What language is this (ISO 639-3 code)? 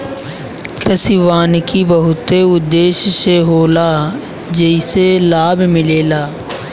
bho